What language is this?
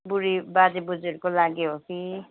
Nepali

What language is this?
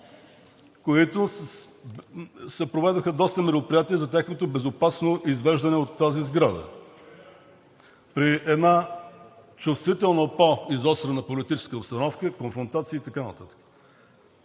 Bulgarian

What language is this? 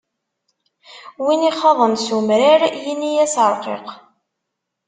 Kabyle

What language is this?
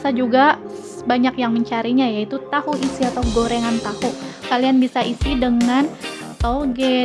Indonesian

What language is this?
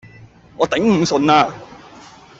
Cantonese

